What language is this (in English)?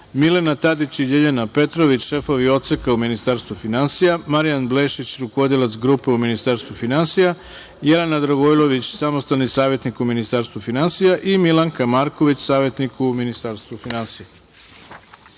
Serbian